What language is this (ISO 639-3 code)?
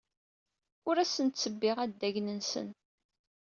kab